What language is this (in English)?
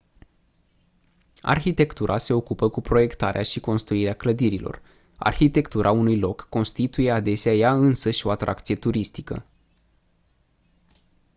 Romanian